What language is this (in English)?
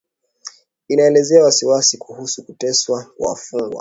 Swahili